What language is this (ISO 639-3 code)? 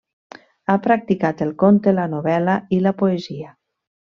cat